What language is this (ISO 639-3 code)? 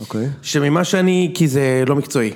heb